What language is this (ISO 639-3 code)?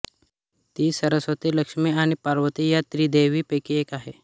mar